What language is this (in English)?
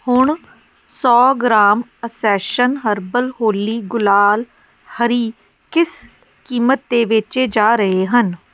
Punjabi